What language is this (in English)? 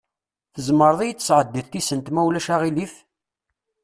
Kabyle